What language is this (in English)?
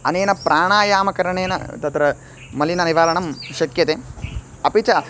Sanskrit